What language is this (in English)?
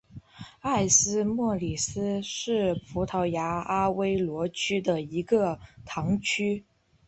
Chinese